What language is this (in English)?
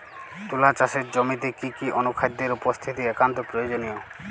Bangla